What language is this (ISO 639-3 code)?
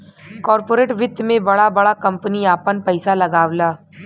bho